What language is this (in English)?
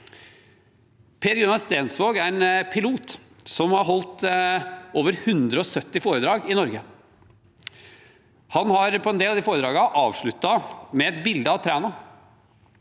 Norwegian